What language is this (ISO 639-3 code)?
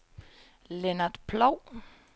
dan